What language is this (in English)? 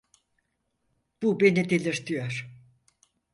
Turkish